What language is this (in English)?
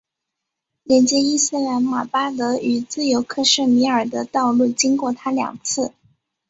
Chinese